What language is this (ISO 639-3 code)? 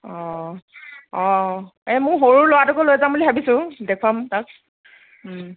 asm